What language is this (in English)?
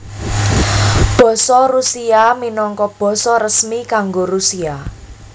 Javanese